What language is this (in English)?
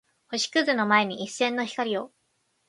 Japanese